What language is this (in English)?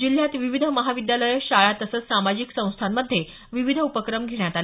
Marathi